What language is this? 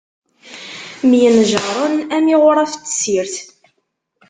Kabyle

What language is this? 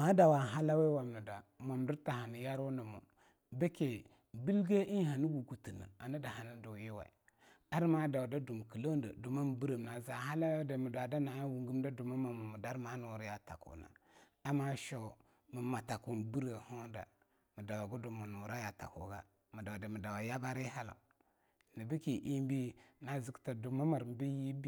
Longuda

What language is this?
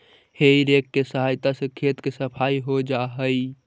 Magahi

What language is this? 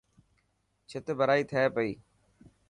Dhatki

